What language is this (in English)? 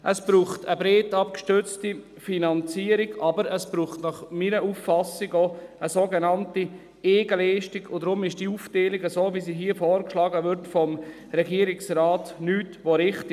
Swiss German